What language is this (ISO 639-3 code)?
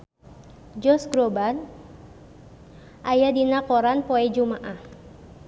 sun